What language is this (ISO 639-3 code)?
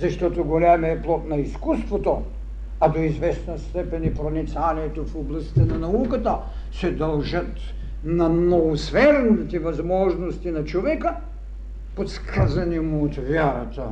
bul